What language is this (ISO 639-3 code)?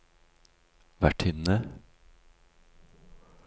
nor